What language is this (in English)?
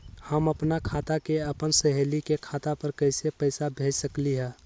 Magahi